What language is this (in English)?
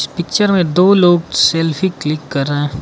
Hindi